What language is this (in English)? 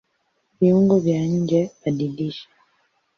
Swahili